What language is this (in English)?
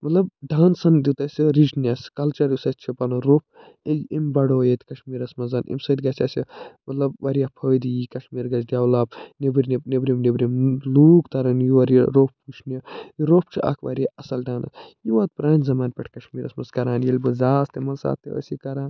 Kashmiri